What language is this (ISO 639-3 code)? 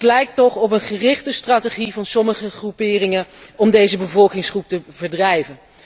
nld